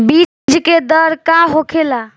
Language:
Bhojpuri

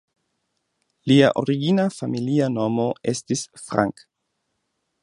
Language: Esperanto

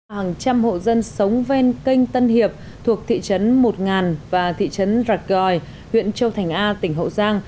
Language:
Vietnamese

